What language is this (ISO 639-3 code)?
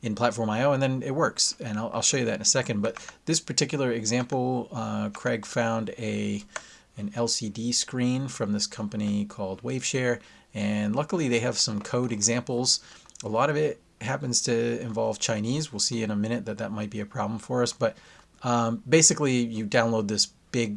eng